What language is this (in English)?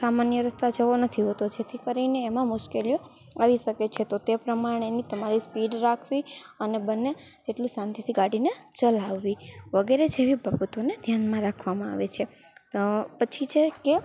Gujarati